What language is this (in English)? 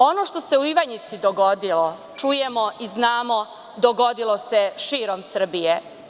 Serbian